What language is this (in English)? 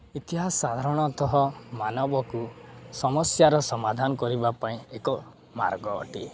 Odia